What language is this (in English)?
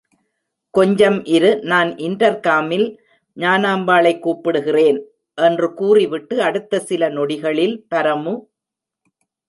Tamil